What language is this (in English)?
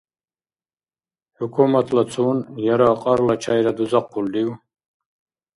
Dargwa